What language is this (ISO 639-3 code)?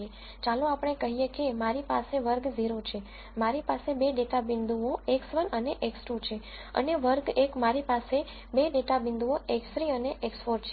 guj